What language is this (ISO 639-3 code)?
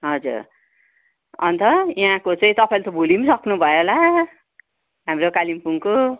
nep